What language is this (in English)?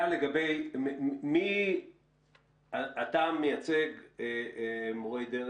Hebrew